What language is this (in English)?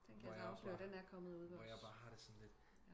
Danish